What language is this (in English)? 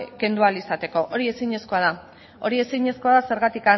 Basque